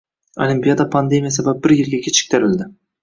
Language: Uzbek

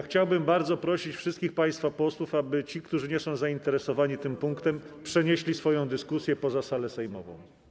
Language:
Polish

